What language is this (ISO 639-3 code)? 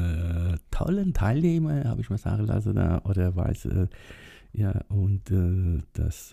deu